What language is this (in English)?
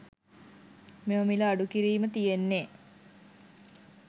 Sinhala